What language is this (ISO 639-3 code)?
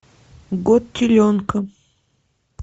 rus